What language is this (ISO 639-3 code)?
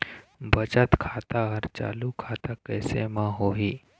hne